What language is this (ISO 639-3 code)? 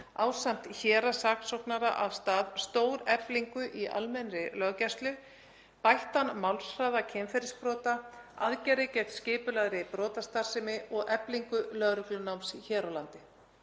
isl